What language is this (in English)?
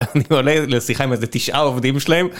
Hebrew